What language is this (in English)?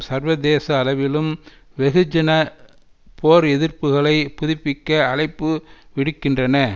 Tamil